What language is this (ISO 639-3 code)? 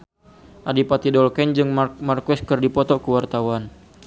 sun